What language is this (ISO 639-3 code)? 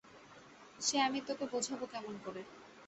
ben